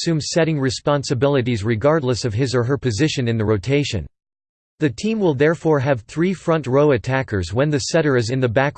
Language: English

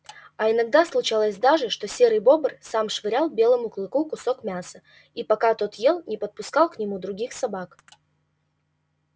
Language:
Russian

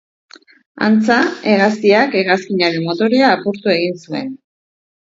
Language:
Basque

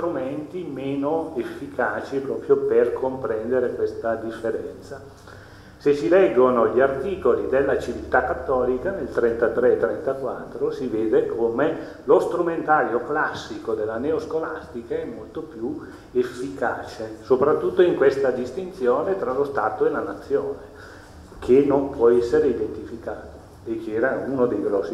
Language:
Italian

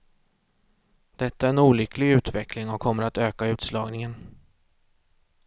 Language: Swedish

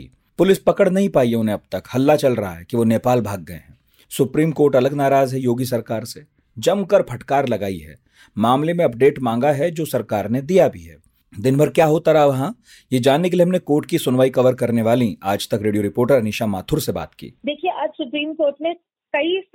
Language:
Hindi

